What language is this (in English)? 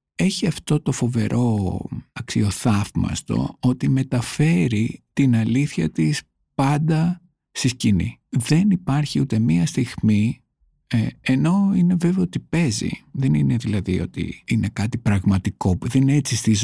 Greek